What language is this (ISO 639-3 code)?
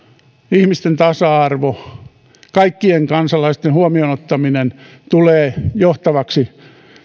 fin